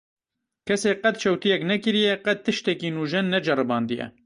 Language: Kurdish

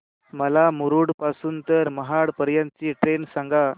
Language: Marathi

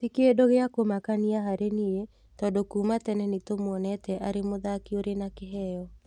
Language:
Kikuyu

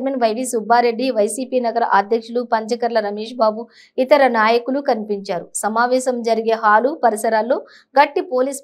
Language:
Telugu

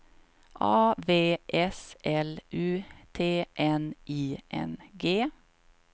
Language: Swedish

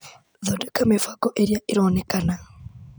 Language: Kikuyu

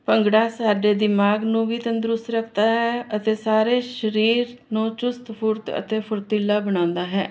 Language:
Punjabi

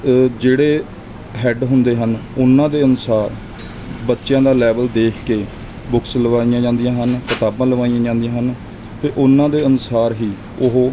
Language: Punjabi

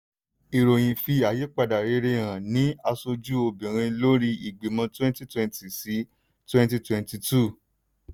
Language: Yoruba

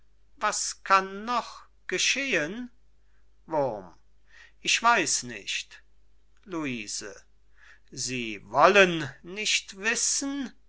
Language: German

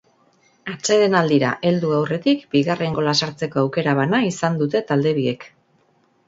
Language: Basque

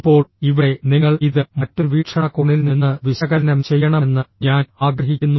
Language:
Malayalam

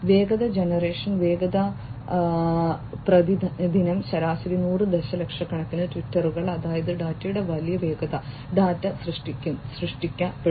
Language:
Malayalam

